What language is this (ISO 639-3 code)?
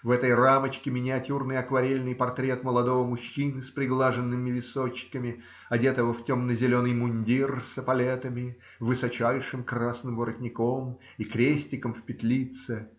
rus